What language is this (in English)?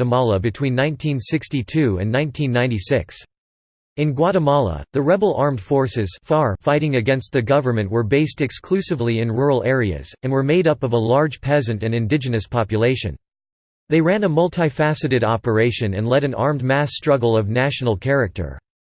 English